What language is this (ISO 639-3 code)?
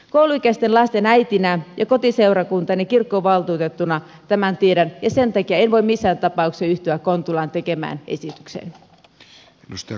fin